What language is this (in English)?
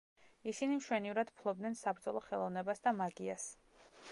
Georgian